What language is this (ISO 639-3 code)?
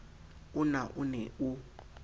sot